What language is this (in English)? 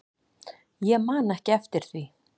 Icelandic